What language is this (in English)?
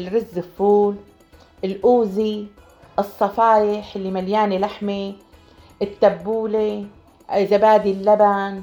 Arabic